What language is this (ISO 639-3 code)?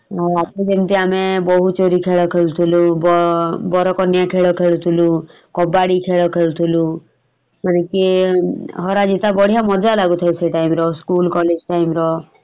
ori